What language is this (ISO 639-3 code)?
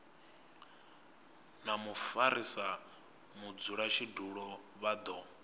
ven